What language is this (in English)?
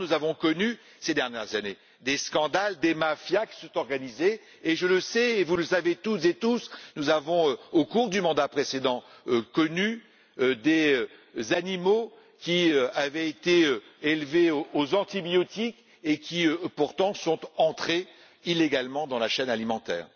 French